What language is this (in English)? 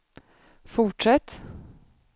Swedish